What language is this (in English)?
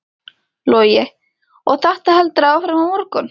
Icelandic